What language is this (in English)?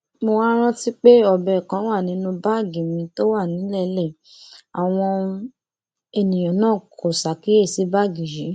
Yoruba